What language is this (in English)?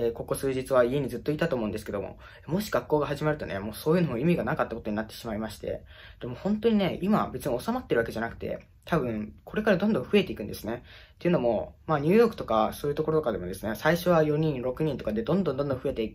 Japanese